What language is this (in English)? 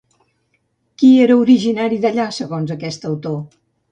Catalan